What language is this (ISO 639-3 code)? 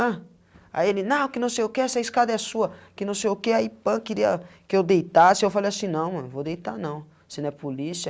por